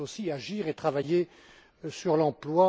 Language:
French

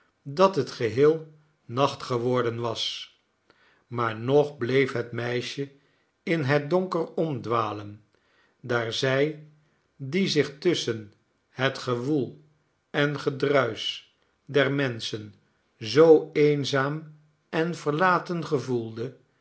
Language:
Dutch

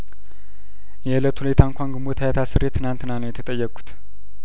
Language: Amharic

